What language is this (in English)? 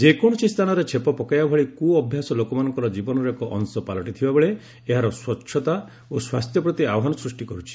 Odia